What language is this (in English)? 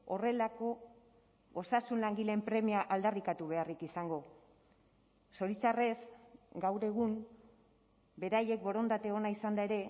Basque